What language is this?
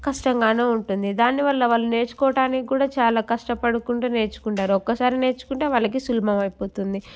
Telugu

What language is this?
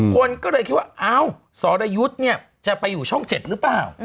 Thai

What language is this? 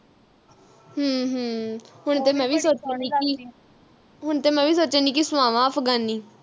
Punjabi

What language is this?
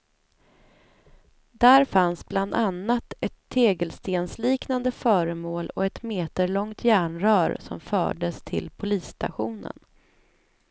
Swedish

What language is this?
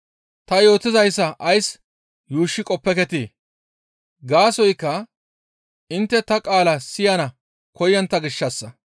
Gamo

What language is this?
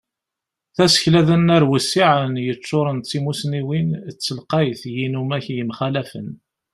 Kabyle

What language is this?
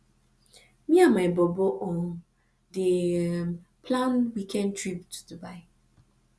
Nigerian Pidgin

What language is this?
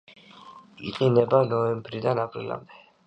Georgian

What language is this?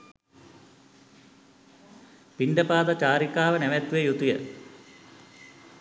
Sinhala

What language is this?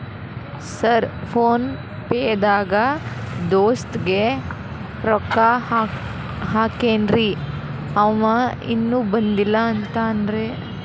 Kannada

